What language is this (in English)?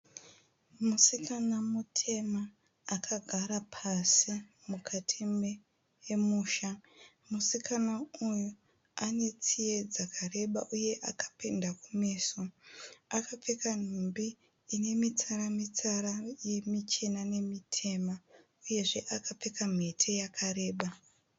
Shona